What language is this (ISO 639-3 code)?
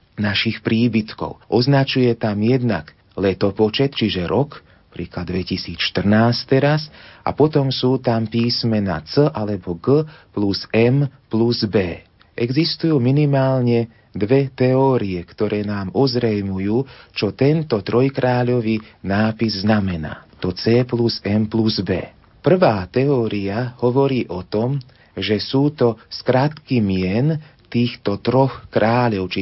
slk